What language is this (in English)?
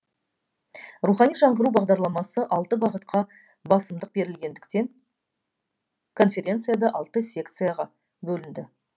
Kazakh